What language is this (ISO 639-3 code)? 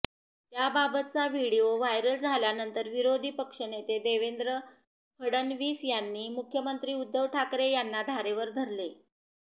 mar